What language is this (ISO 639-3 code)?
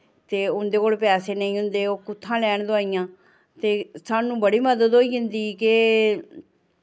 doi